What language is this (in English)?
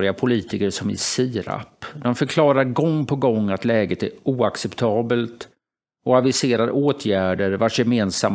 Swedish